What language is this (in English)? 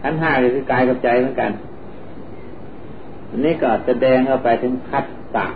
Thai